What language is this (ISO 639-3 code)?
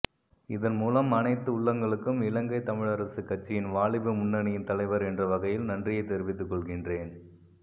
tam